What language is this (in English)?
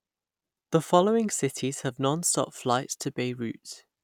English